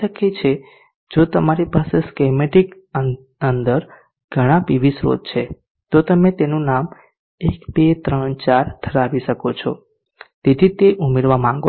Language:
Gujarati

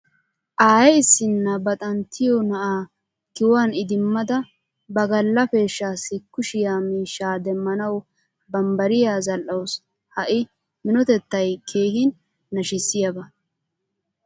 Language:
Wolaytta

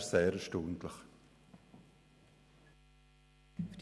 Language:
Swiss German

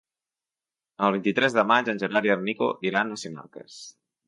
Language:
Catalan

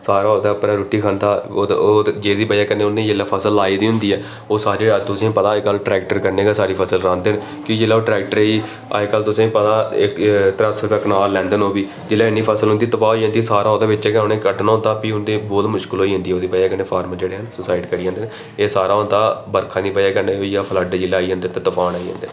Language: Dogri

